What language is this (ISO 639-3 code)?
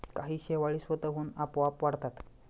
mar